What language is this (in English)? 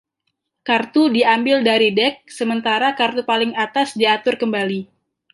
Indonesian